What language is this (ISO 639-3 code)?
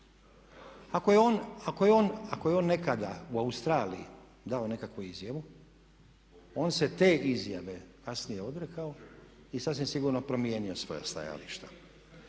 hrv